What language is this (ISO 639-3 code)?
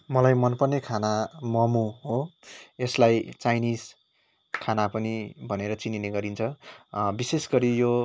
nep